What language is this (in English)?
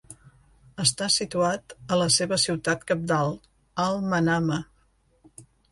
Catalan